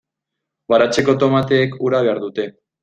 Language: Basque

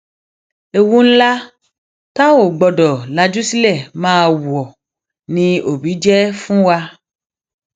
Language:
Yoruba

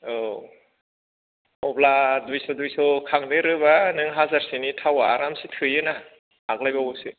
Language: Bodo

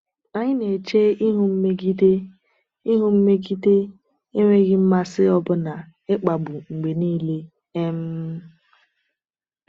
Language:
Igbo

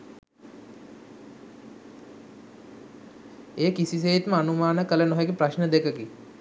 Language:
Sinhala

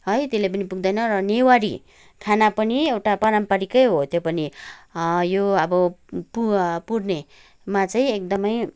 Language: Nepali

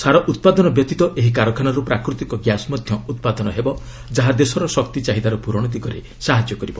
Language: Odia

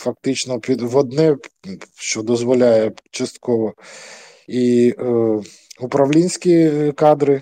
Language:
Ukrainian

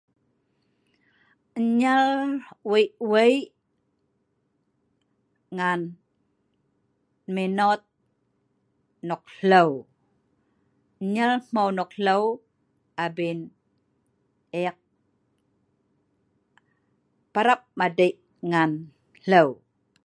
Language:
Sa'ban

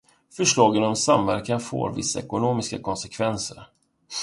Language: Swedish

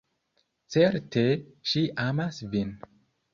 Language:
Esperanto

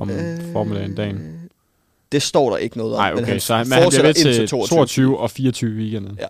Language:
Danish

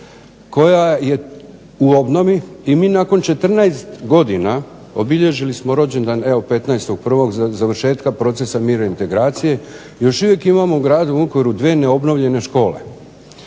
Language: Croatian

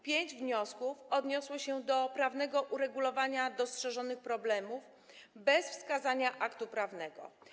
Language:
Polish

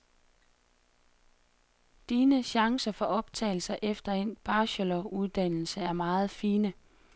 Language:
Danish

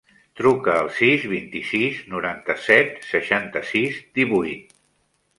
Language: Catalan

